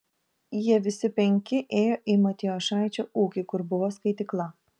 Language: Lithuanian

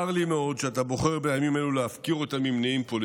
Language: Hebrew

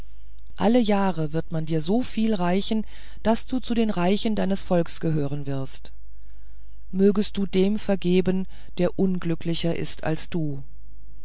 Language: German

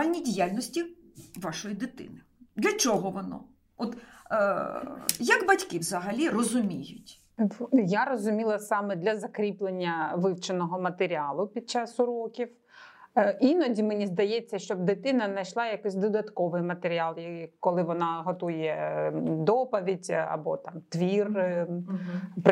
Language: Ukrainian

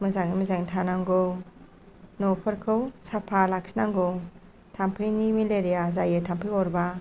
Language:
Bodo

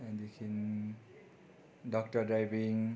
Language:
Nepali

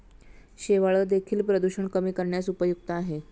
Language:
Marathi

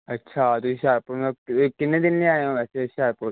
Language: Punjabi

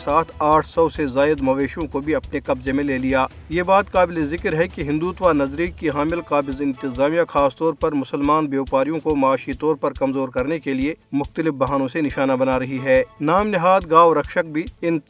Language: Urdu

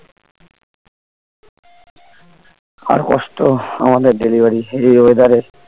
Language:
Bangla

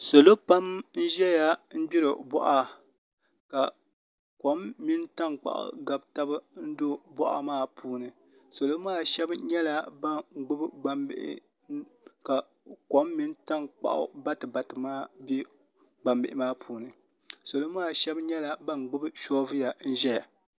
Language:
Dagbani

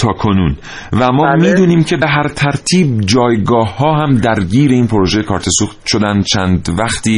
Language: Persian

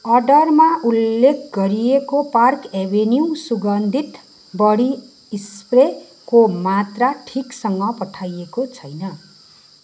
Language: Nepali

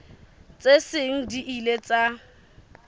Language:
Southern Sotho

